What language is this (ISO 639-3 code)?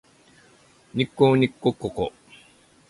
jpn